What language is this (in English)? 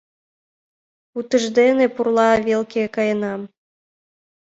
Mari